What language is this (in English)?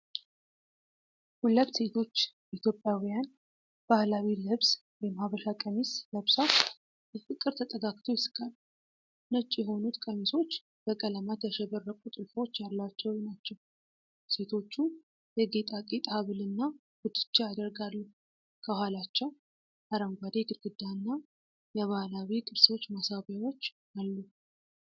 Amharic